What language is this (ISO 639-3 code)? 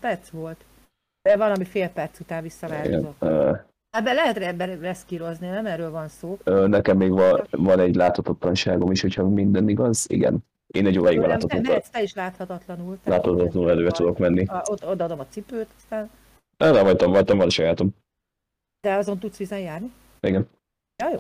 hun